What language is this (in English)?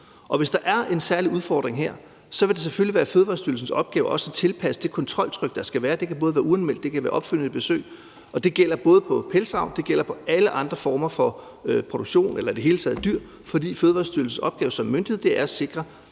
Danish